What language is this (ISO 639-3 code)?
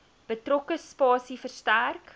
afr